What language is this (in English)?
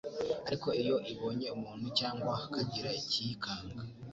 Kinyarwanda